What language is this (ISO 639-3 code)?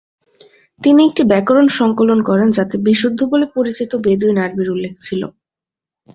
ben